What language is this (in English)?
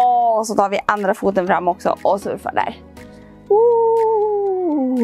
Swedish